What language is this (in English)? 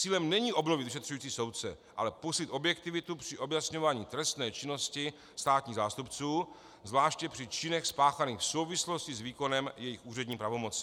Czech